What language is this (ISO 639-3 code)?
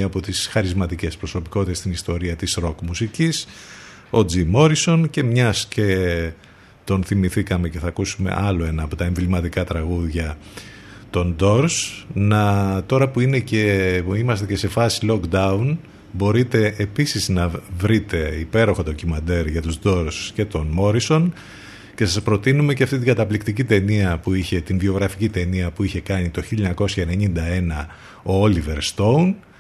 ell